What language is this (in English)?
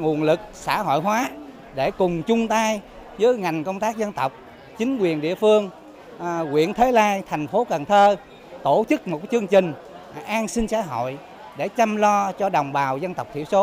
Vietnamese